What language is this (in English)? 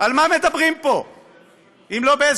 Hebrew